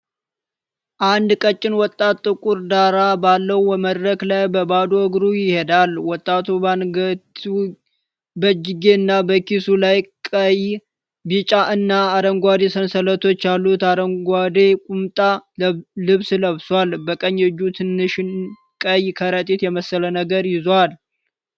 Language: Amharic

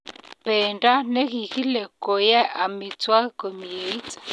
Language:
Kalenjin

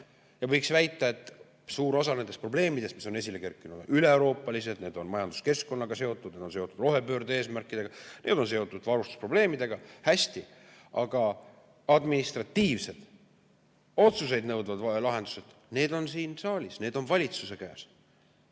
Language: Estonian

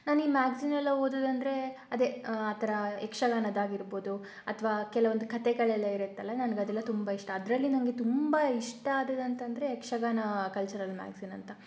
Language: Kannada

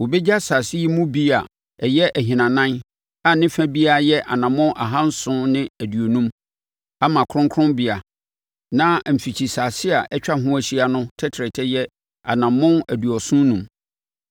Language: Akan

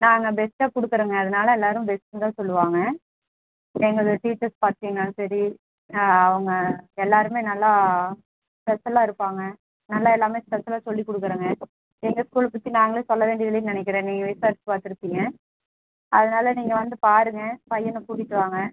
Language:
Tamil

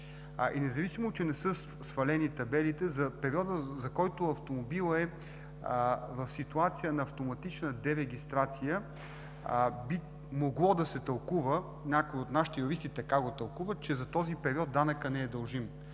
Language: Bulgarian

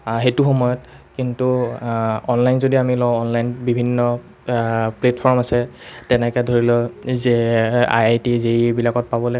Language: Assamese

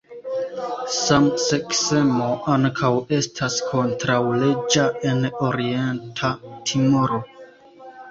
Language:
Esperanto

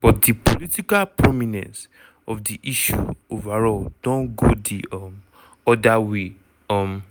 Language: Nigerian Pidgin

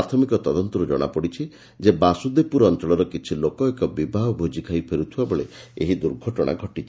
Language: Odia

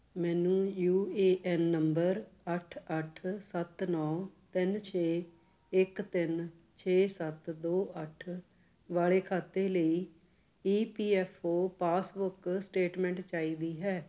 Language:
Punjabi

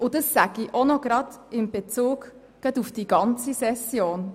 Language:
Swiss German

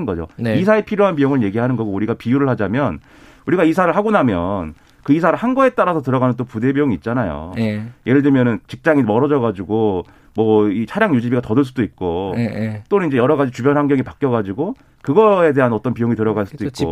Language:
Korean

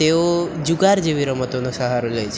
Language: Gujarati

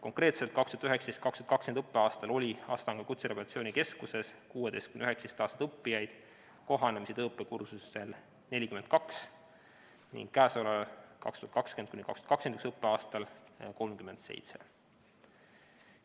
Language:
Estonian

